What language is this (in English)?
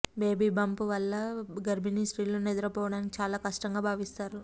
Telugu